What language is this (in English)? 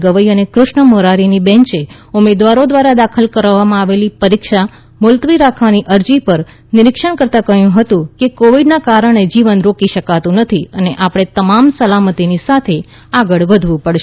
Gujarati